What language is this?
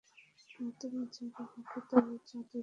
Bangla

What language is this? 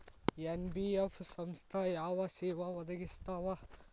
Kannada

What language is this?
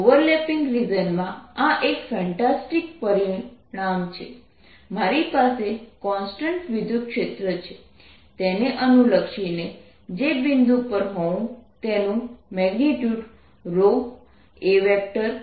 Gujarati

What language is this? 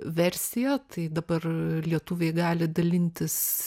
Lithuanian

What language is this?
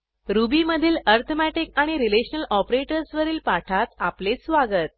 Marathi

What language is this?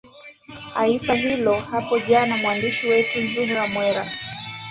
Swahili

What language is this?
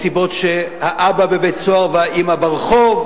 Hebrew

